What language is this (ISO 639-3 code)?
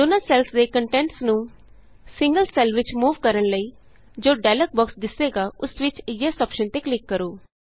pan